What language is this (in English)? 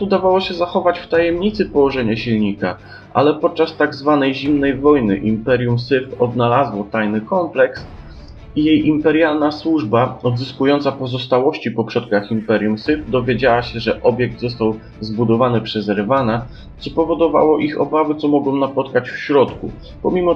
Polish